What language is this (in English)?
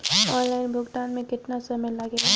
Bhojpuri